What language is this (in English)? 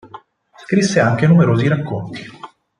Italian